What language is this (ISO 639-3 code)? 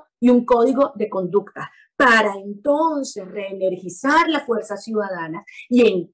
spa